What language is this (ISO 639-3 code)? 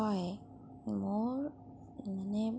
asm